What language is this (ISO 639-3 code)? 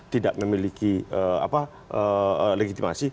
ind